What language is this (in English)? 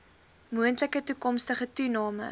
Afrikaans